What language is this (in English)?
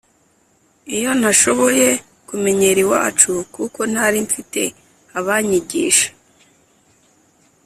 Kinyarwanda